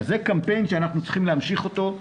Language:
Hebrew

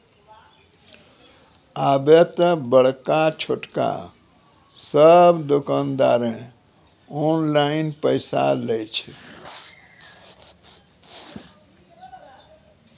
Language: Maithili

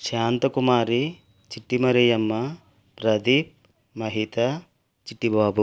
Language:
Telugu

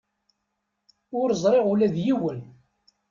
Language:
Kabyle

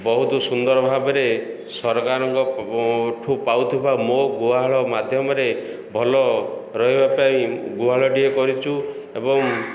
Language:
Odia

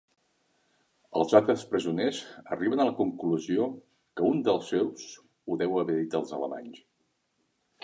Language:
Catalan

